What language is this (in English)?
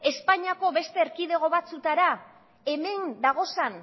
Basque